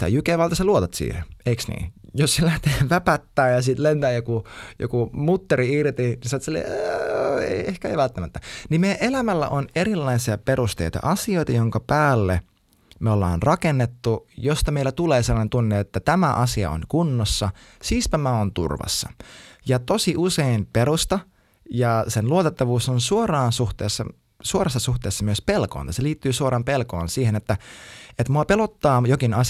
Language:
Finnish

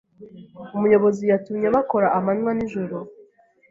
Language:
Kinyarwanda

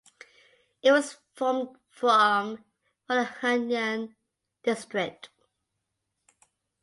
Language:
English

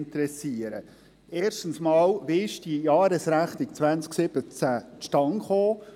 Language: Swiss German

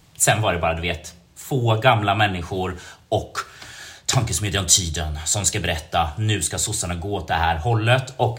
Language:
Swedish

